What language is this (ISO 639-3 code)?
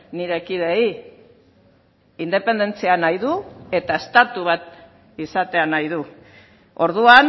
eus